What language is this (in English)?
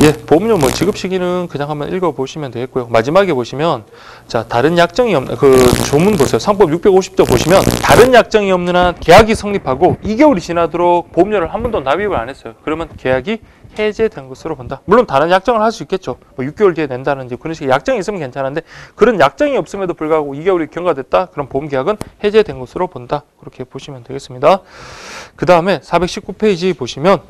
Korean